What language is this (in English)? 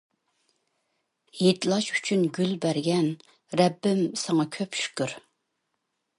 Uyghur